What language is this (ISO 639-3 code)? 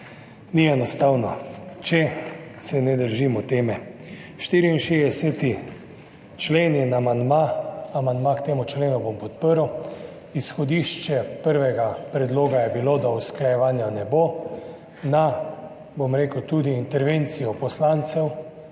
slv